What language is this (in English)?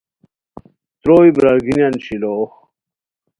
Khowar